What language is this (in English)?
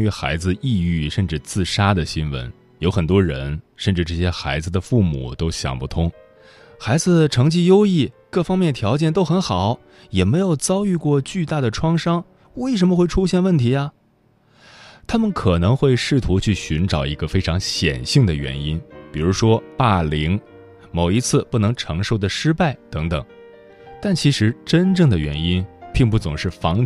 Chinese